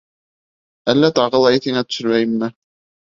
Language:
Bashkir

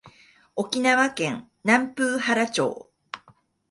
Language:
Japanese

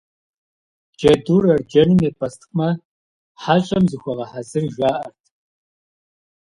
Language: Kabardian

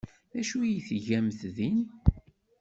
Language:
Kabyle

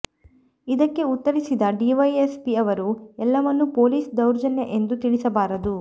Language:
Kannada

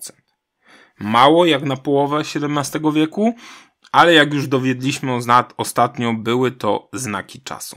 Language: Polish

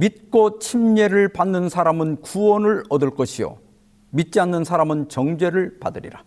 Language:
Korean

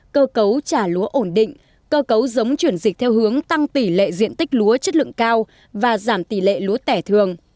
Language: Vietnamese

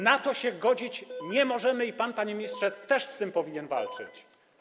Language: Polish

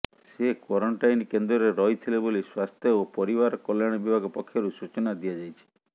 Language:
Odia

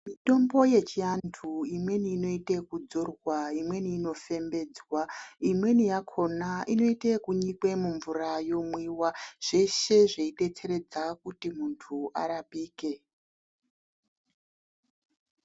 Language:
Ndau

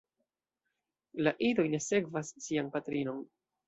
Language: Esperanto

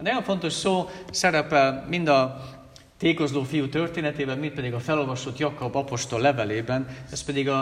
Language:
Hungarian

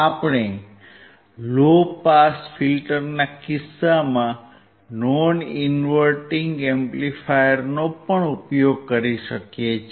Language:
Gujarati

